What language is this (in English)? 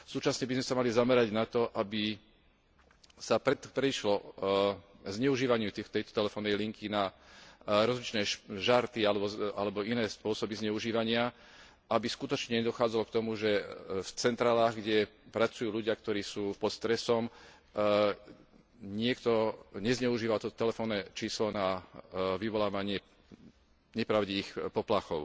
Slovak